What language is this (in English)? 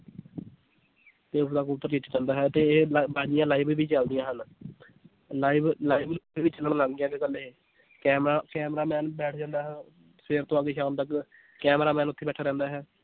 Punjabi